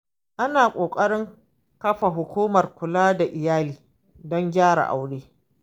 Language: Hausa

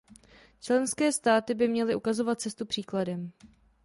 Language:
Czech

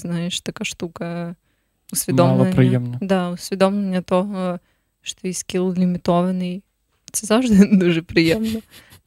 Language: Ukrainian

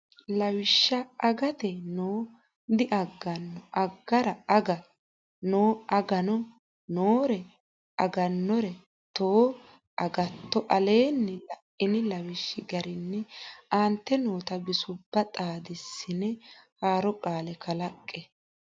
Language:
Sidamo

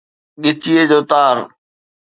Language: Sindhi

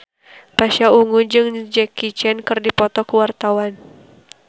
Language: Sundanese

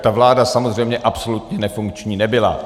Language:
Czech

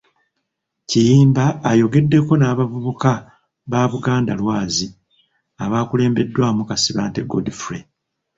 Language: Ganda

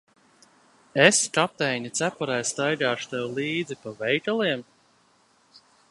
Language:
Latvian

